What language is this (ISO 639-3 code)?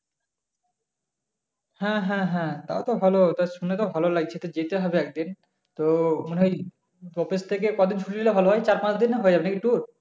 ben